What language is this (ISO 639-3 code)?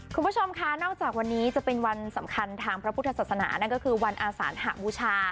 tha